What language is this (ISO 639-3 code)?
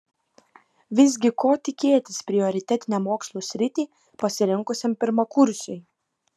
lit